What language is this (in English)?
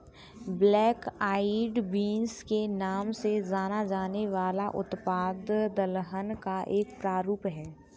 Hindi